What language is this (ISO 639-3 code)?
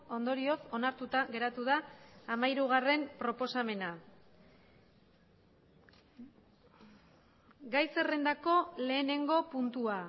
eus